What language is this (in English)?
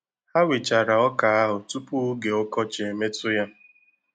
Igbo